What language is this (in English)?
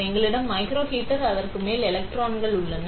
Tamil